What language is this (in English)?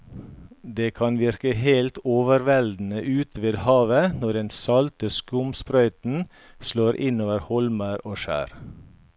Norwegian